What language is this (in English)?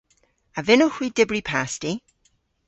Cornish